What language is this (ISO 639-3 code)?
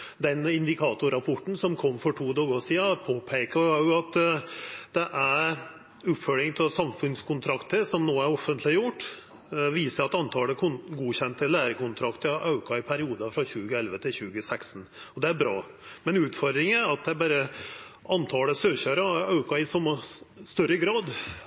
nno